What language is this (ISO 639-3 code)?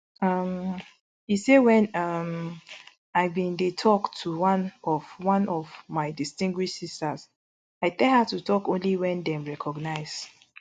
pcm